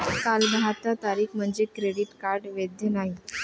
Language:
Marathi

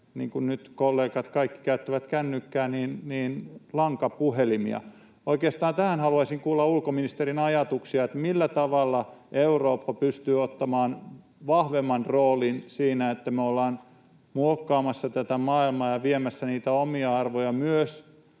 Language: Finnish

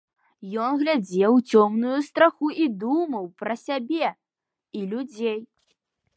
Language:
Belarusian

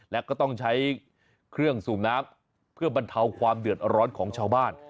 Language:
Thai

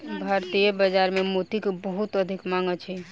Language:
Maithili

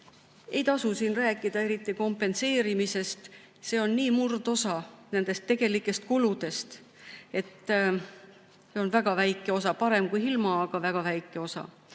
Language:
Estonian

